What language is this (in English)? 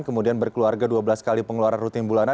Indonesian